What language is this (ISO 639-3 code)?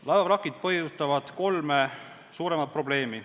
est